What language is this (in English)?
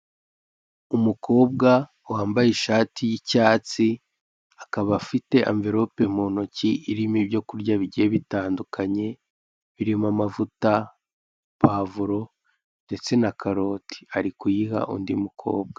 Kinyarwanda